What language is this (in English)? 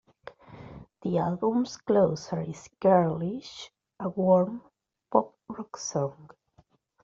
English